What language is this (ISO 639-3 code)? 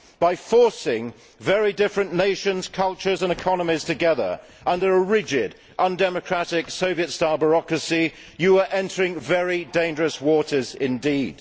eng